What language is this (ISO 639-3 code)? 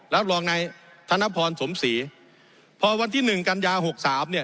tha